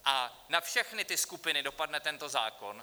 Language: Czech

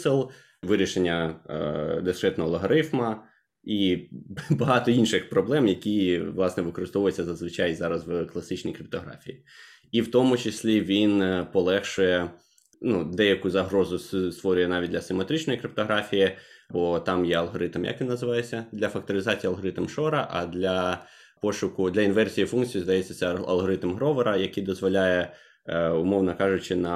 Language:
Ukrainian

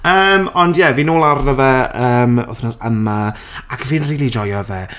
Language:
Welsh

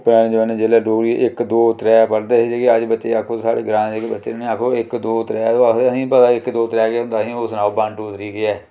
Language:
Dogri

